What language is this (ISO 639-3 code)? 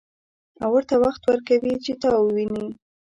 pus